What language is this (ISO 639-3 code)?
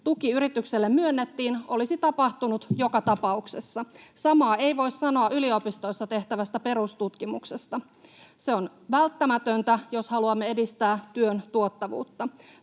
fin